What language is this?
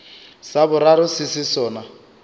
Northern Sotho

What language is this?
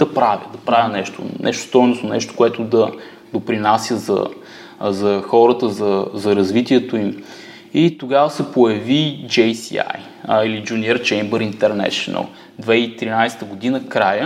Bulgarian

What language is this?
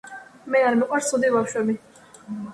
Georgian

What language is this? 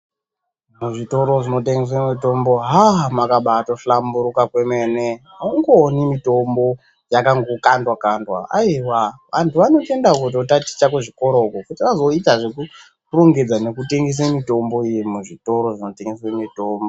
Ndau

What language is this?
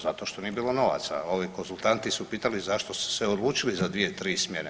Croatian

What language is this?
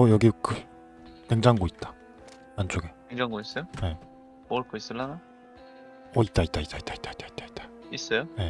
Korean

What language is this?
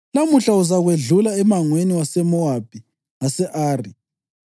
North Ndebele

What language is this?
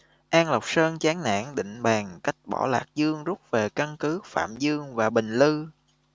Vietnamese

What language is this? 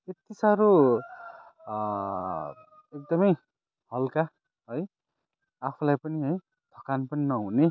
Nepali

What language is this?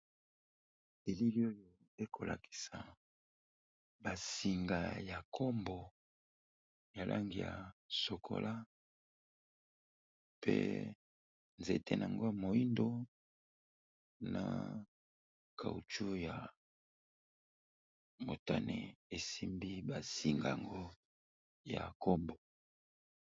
Lingala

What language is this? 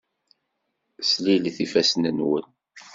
Kabyle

